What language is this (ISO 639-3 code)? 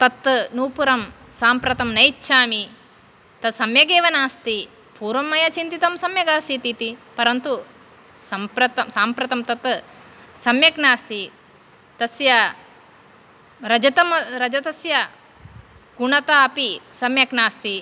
san